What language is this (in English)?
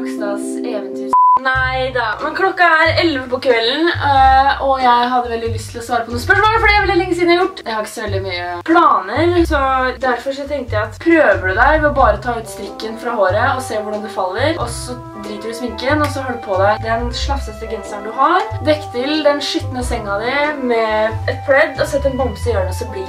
Norwegian